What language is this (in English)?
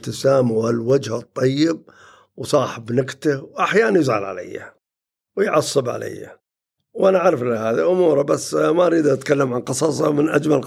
Arabic